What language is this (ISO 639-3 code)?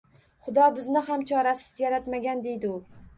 uzb